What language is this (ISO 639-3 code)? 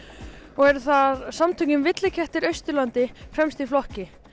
isl